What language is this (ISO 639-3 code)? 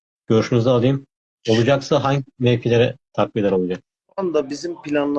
tur